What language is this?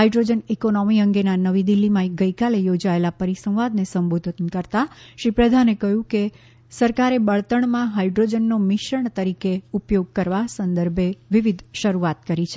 Gujarati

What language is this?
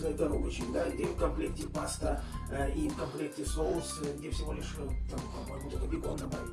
Russian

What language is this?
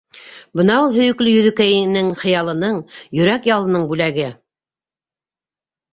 Bashkir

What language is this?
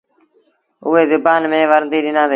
Sindhi Bhil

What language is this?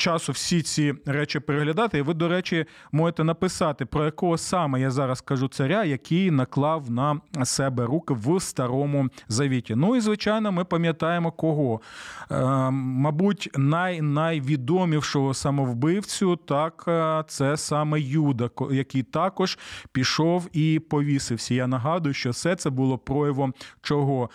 Ukrainian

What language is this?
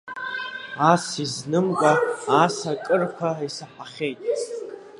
Abkhazian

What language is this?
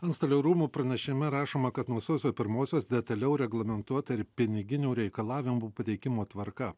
Lithuanian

